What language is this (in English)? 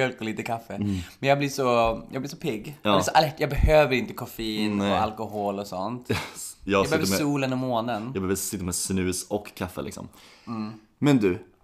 Swedish